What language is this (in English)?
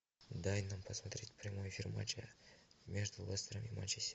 Russian